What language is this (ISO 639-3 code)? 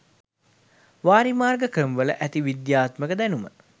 sin